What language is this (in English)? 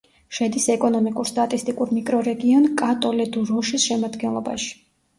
Georgian